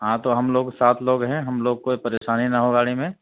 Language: Urdu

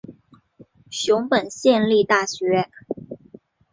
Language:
Chinese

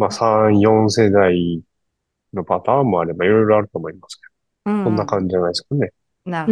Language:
Japanese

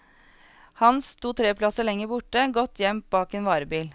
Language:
Norwegian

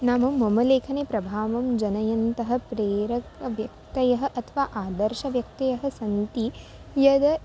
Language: Sanskrit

